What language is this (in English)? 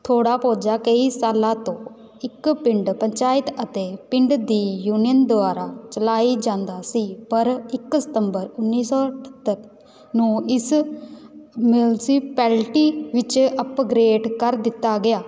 Punjabi